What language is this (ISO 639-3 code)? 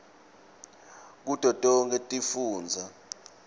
ssw